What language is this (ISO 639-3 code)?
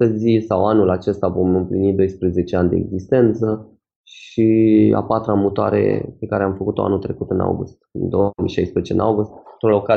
ron